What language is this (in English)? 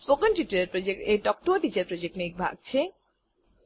Gujarati